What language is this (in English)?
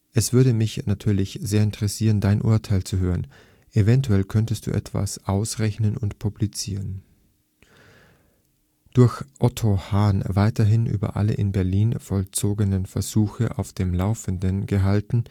German